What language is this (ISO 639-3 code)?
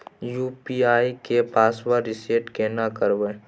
mai